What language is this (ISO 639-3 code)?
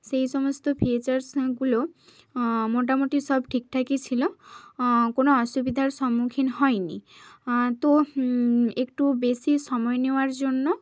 ben